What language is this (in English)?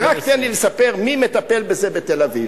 Hebrew